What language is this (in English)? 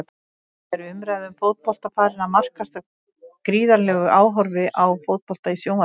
Icelandic